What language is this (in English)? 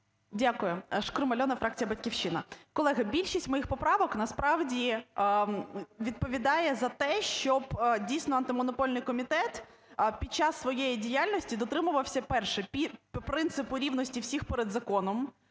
Ukrainian